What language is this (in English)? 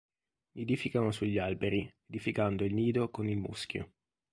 Italian